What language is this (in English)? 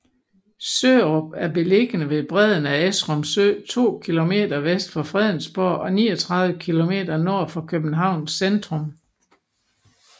Danish